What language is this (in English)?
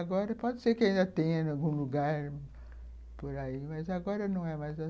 Portuguese